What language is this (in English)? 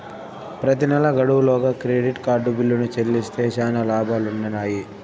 Telugu